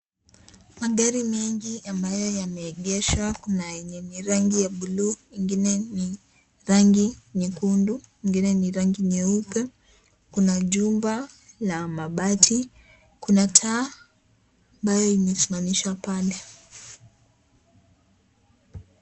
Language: Swahili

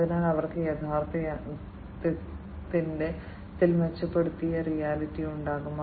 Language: Malayalam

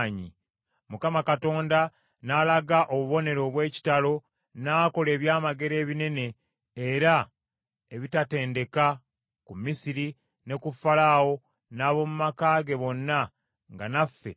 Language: Ganda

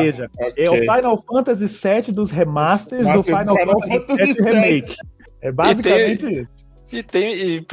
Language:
Portuguese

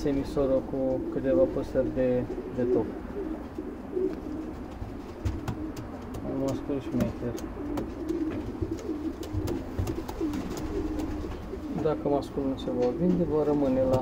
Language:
Romanian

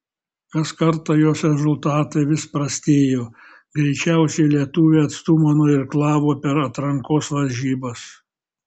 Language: Lithuanian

